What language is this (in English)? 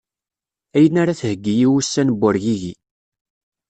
Kabyle